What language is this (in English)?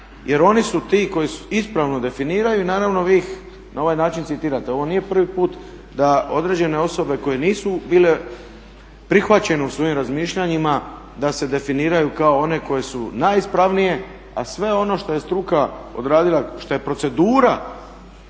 Croatian